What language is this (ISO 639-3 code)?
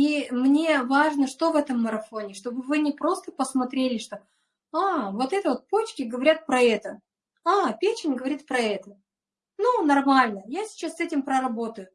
rus